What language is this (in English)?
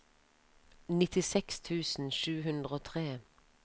Norwegian